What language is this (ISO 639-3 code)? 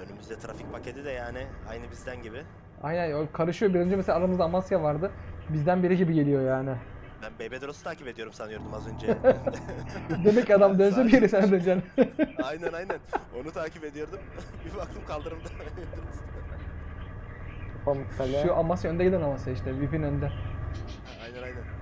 tur